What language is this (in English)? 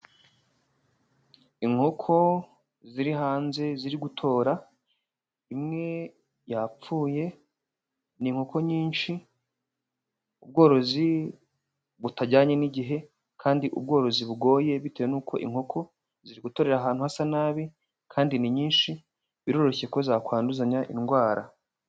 Kinyarwanda